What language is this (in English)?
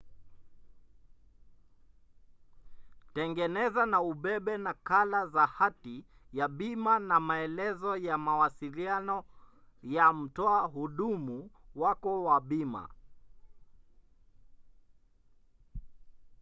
Swahili